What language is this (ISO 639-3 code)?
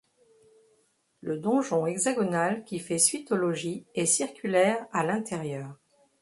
fra